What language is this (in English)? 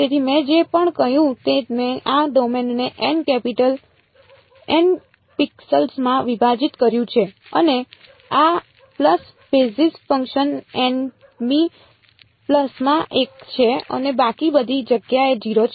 Gujarati